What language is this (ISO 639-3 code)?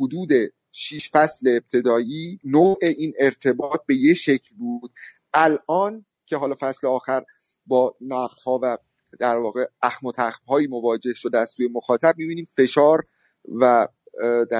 fas